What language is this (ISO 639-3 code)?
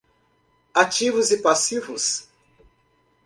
por